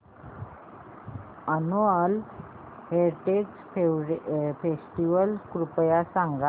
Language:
Marathi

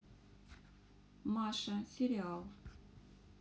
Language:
Russian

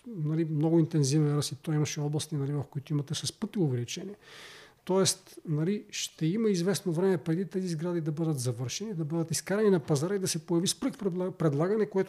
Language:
Bulgarian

